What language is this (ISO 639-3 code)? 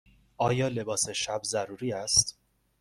fas